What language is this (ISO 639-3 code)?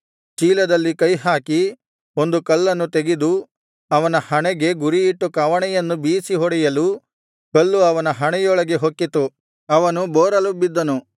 kan